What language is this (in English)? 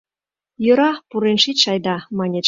Mari